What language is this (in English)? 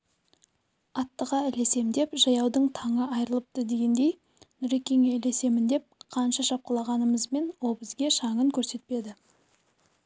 Kazakh